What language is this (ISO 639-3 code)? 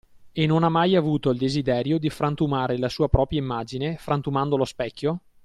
ita